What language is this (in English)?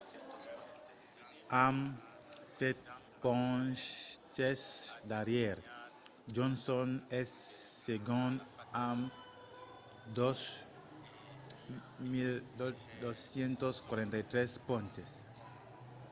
Occitan